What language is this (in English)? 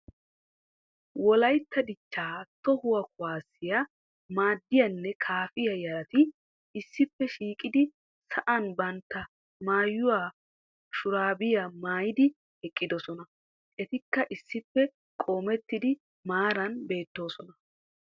Wolaytta